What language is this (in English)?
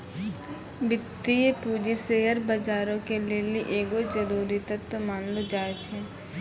Maithili